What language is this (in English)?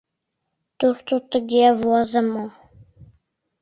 Mari